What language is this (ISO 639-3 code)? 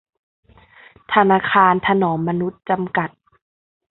tha